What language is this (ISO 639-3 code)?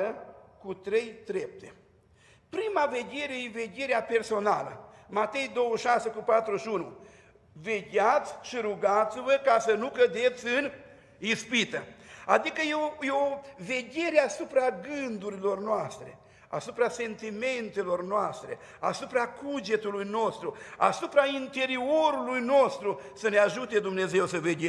ron